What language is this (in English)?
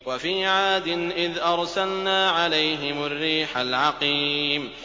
Arabic